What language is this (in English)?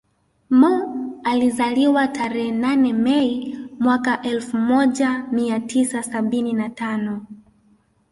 Swahili